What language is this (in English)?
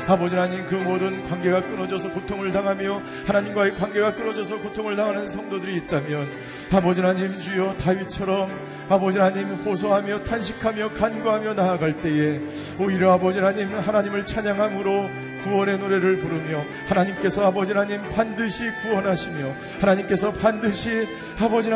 Korean